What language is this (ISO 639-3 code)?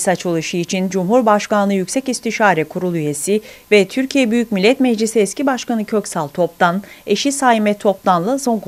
tur